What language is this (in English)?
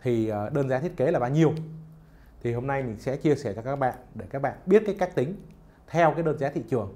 Vietnamese